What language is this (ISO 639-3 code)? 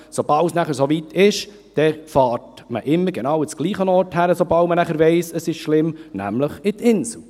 gsw